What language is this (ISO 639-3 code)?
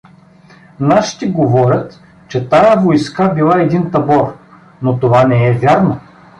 bul